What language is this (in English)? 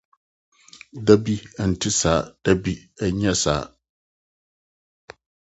Akan